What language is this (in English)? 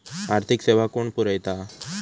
Marathi